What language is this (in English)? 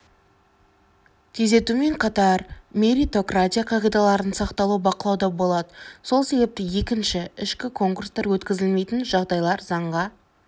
Kazakh